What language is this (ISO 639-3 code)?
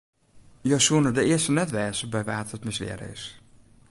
fry